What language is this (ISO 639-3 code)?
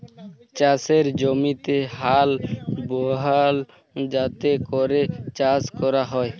ben